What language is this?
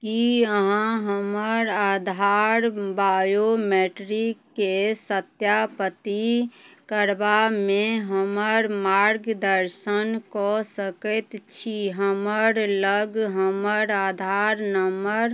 Maithili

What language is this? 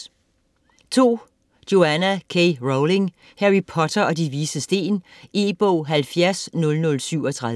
Danish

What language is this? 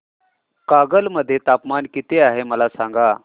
Marathi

